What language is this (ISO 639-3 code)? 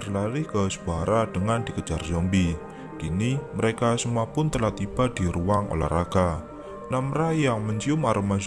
ind